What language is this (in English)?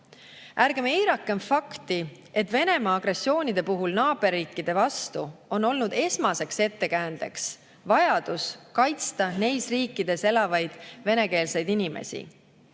Estonian